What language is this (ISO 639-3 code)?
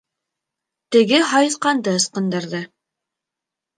bak